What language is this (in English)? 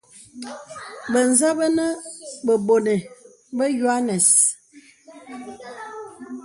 Bebele